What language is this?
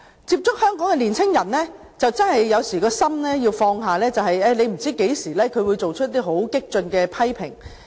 Cantonese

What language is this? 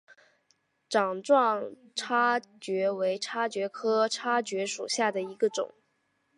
Chinese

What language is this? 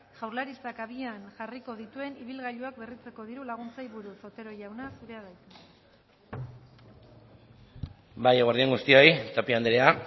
Basque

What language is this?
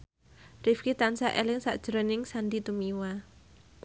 Javanese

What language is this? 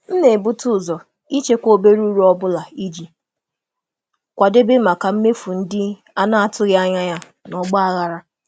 Igbo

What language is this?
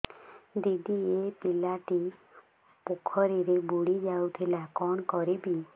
Odia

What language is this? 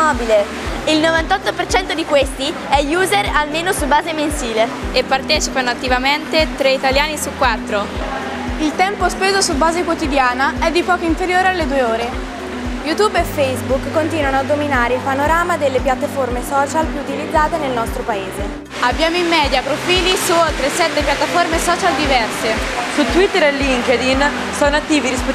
Italian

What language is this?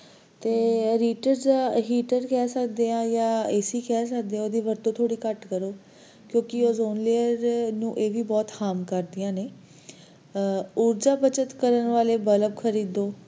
Punjabi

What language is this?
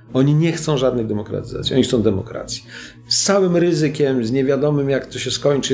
Polish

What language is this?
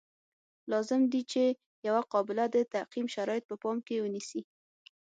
Pashto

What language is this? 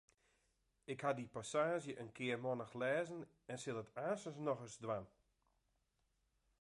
Western Frisian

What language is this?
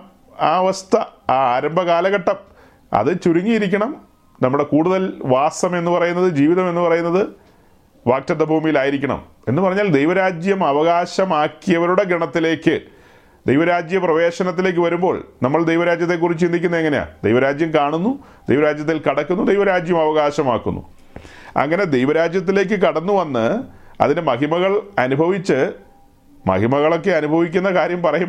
Malayalam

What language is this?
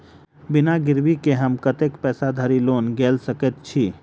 Maithili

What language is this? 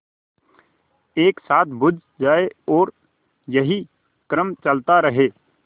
Hindi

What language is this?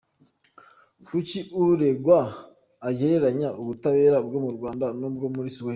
Kinyarwanda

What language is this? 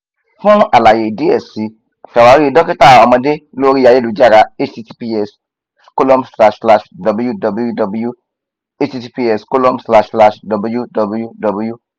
Yoruba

